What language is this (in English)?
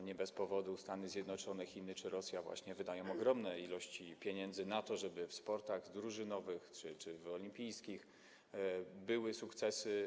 Polish